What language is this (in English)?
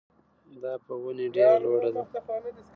Pashto